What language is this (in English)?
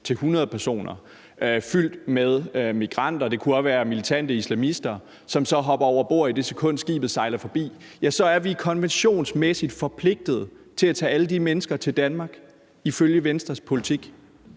Danish